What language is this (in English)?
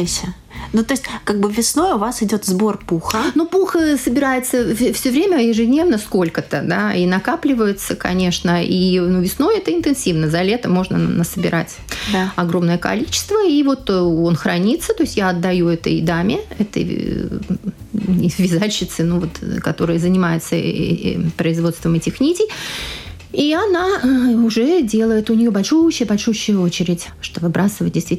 Russian